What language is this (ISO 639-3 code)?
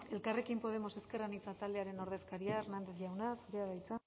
eus